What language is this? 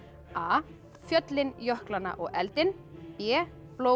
Icelandic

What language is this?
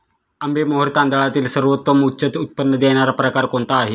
Marathi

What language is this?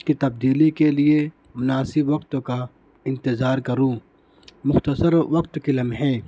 Urdu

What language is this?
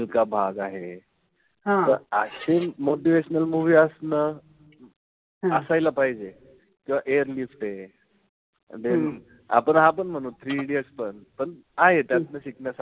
Marathi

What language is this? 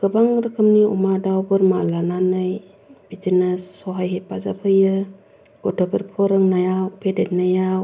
Bodo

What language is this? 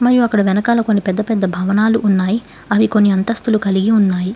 Telugu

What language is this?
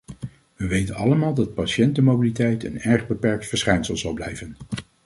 Dutch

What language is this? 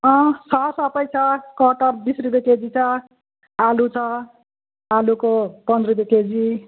Nepali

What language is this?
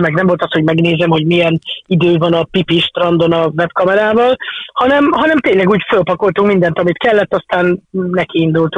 Hungarian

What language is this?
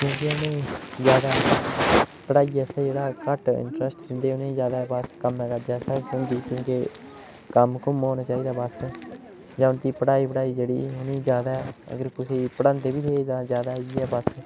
Dogri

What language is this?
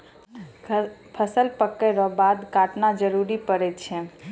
Maithili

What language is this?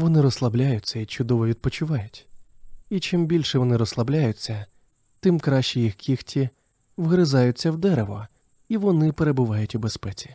Ukrainian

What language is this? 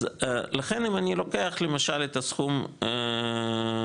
Hebrew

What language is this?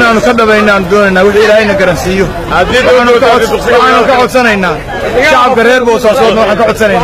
Arabic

